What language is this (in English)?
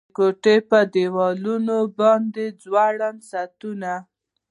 Pashto